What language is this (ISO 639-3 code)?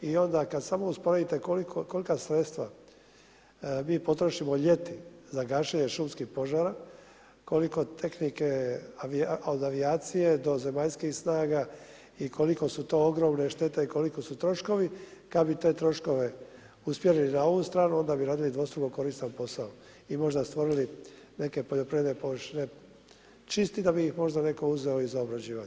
hrv